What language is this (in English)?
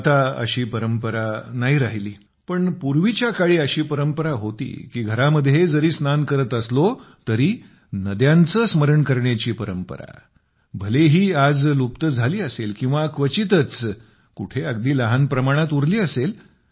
Marathi